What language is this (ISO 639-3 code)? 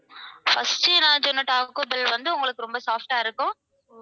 tam